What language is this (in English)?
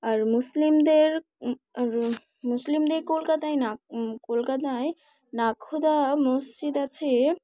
Bangla